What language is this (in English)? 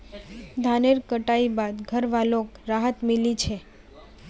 Magahi